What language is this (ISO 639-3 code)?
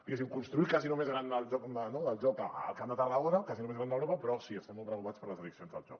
cat